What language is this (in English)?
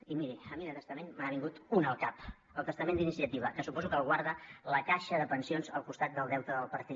Catalan